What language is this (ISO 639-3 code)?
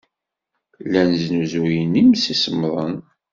kab